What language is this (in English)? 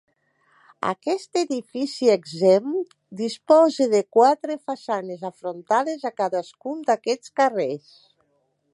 Catalan